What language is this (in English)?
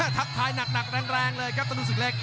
Thai